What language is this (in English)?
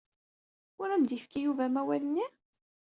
Kabyle